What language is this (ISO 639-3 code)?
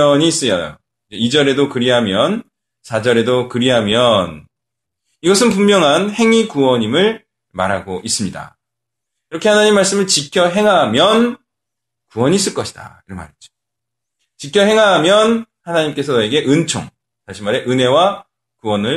kor